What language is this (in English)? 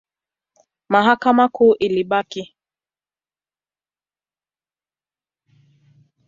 Swahili